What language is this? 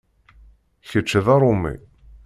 Kabyle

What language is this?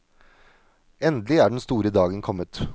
Norwegian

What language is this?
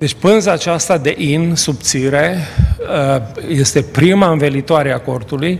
Romanian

